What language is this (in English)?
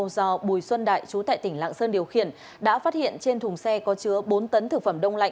Vietnamese